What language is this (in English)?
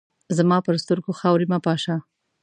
Pashto